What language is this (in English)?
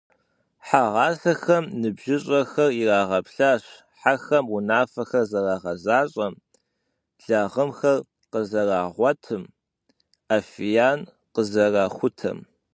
Kabardian